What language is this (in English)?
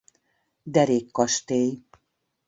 Hungarian